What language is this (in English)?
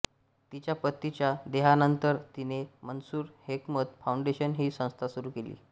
Marathi